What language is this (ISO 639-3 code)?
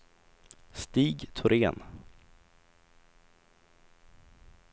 swe